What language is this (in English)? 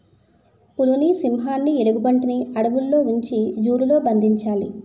Telugu